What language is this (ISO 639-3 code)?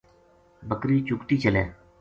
gju